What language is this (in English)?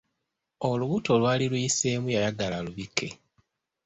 Ganda